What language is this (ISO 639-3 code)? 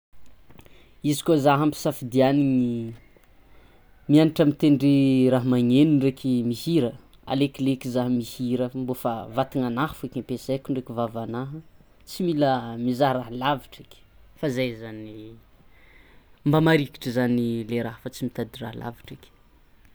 xmw